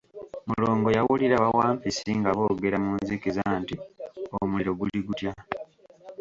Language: Ganda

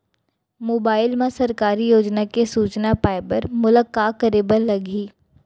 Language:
Chhattisgarhi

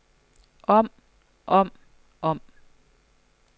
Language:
Danish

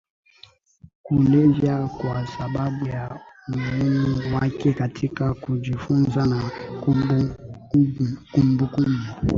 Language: Swahili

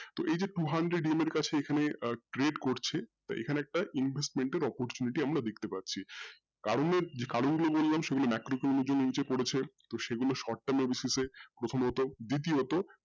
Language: Bangla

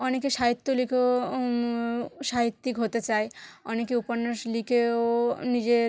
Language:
Bangla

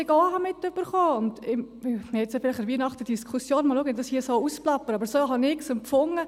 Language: Swiss German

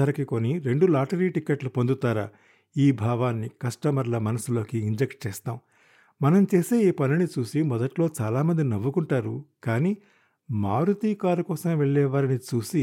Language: Telugu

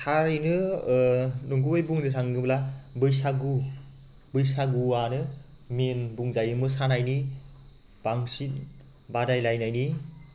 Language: Bodo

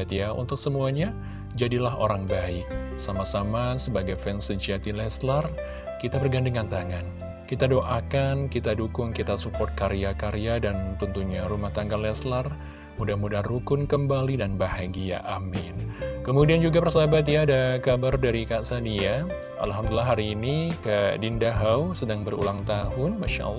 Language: Indonesian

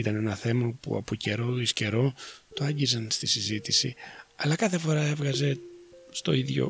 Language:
Greek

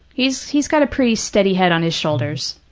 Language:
English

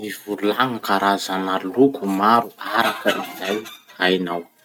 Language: Masikoro Malagasy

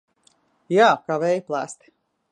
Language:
Latvian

